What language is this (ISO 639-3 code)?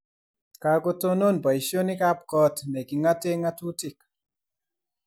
kln